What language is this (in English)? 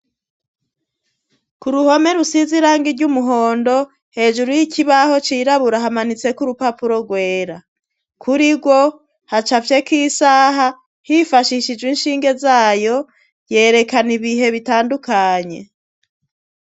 Rundi